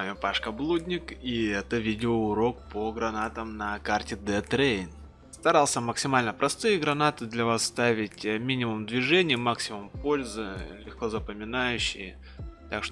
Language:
Russian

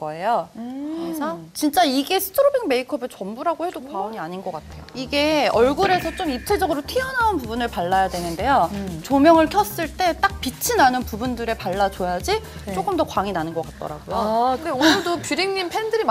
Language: Korean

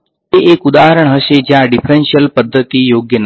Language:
Gujarati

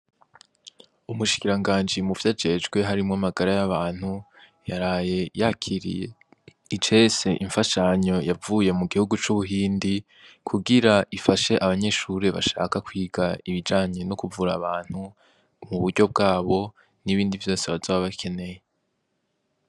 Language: Rundi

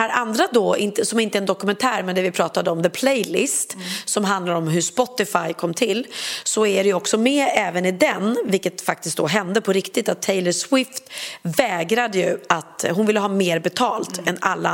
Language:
Swedish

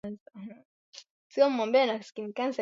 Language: Swahili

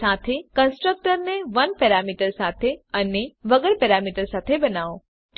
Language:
Gujarati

